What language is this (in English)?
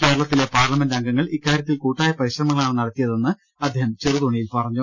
Malayalam